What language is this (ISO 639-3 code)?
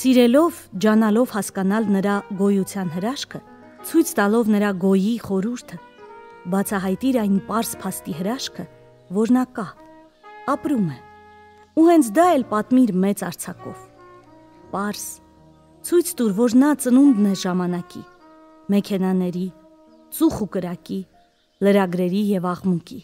ron